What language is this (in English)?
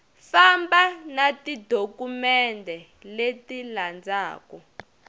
Tsonga